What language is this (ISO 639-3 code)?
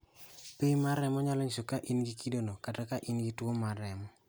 luo